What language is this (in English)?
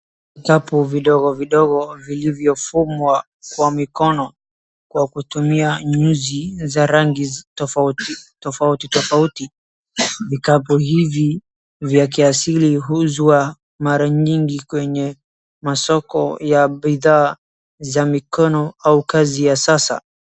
Swahili